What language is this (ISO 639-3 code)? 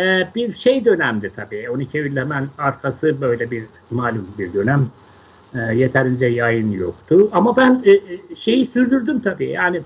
tur